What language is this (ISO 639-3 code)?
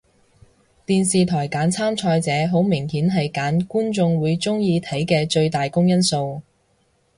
yue